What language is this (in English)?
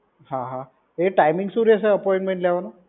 Gujarati